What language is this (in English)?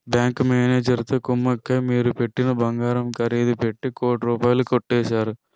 Telugu